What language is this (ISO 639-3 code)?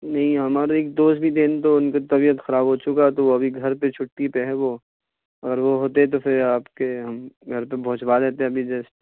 urd